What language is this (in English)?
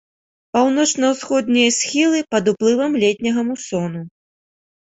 Belarusian